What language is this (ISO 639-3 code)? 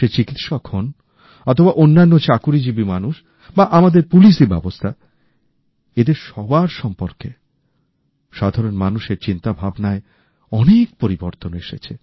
ben